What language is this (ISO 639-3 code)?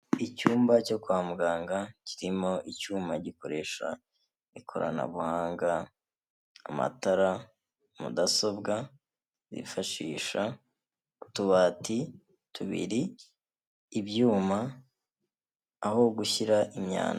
kin